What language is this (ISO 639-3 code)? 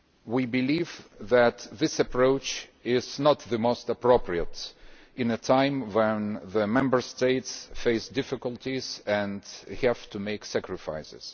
eng